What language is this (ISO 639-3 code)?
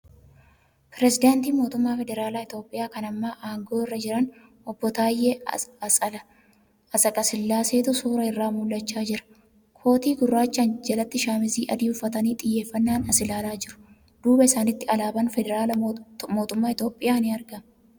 orm